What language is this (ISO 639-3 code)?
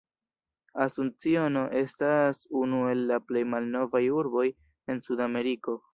epo